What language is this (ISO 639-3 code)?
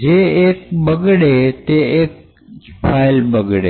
guj